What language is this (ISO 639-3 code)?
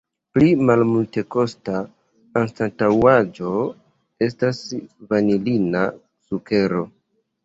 epo